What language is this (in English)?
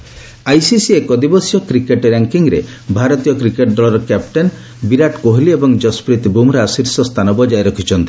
Odia